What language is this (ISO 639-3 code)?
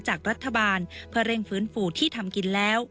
tha